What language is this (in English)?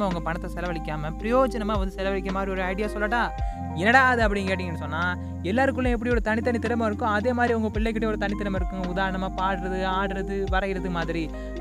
Tamil